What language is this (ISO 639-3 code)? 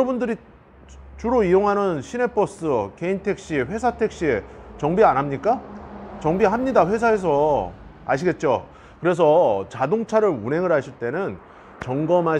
kor